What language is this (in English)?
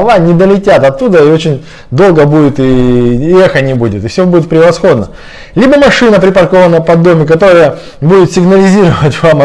Russian